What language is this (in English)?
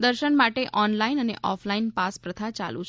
Gujarati